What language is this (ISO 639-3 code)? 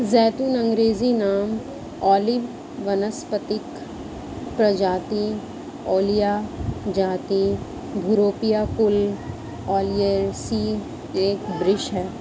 hin